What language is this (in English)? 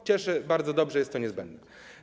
Polish